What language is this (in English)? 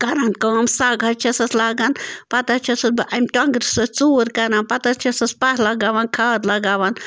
Kashmiri